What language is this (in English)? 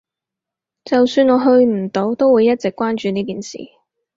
Cantonese